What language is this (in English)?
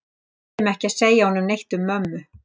Icelandic